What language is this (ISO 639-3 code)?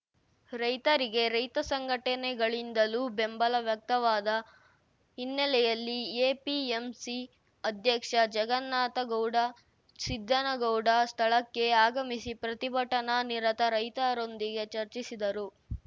kan